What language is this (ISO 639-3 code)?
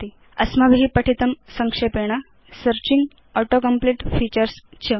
san